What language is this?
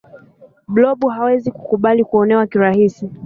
Swahili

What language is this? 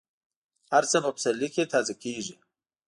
Pashto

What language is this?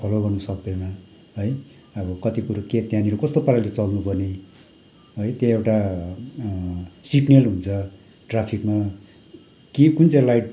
Nepali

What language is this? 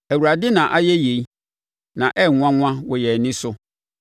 Akan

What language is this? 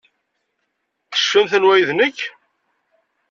Kabyle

